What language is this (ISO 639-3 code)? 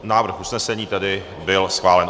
ces